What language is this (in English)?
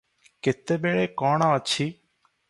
Odia